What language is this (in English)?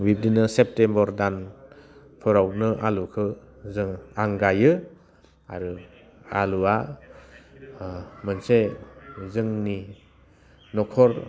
Bodo